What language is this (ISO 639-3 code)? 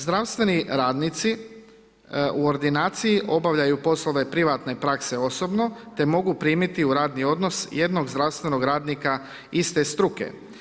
hrv